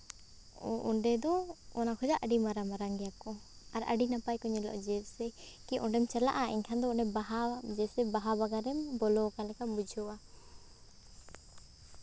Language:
Santali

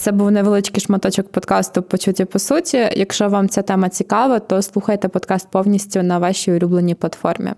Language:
Ukrainian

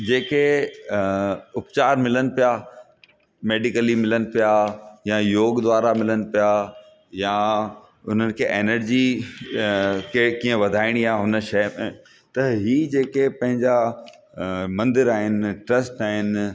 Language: Sindhi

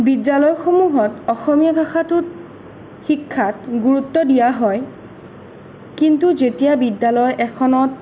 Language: Assamese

